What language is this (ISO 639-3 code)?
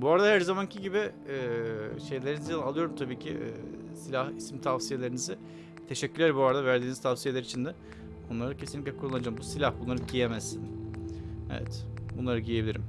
tur